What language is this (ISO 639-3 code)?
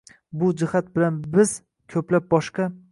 uzb